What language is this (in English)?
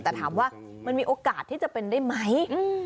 Thai